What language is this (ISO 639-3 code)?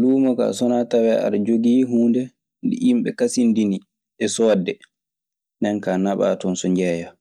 ffm